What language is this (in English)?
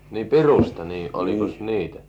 Finnish